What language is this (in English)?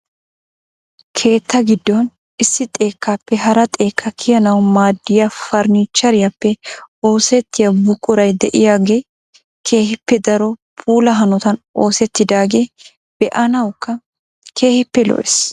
Wolaytta